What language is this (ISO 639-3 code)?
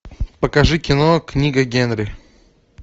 rus